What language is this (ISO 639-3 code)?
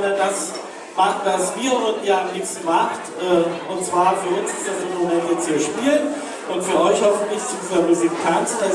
deu